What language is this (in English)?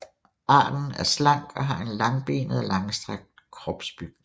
Danish